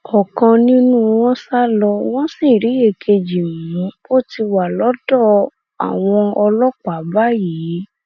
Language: Yoruba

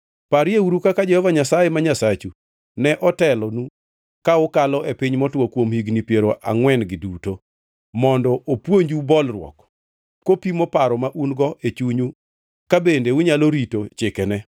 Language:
Luo (Kenya and Tanzania)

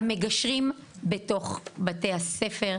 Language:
Hebrew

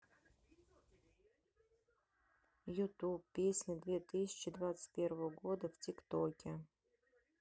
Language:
Russian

